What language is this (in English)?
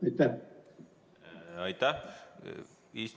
Estonian